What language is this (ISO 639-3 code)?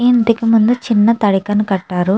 tel